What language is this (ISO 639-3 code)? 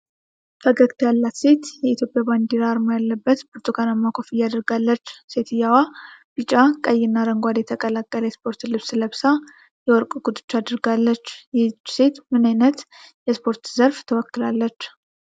amh